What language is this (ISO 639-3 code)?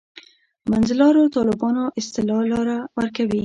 pus